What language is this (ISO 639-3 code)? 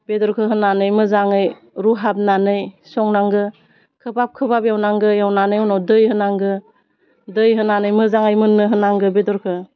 brx